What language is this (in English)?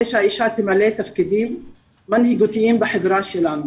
Hebrew